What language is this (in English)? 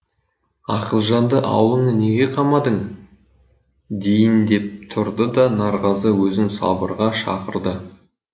Kazakh